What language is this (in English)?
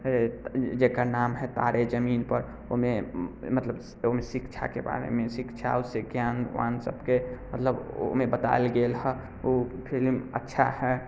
Maithili